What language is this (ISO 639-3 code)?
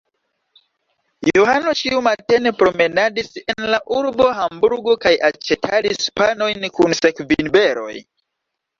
epo